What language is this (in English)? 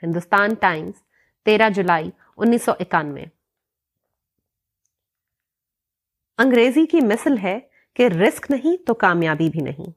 Urdu